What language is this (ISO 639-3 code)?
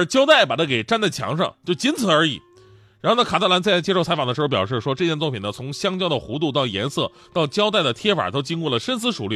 zho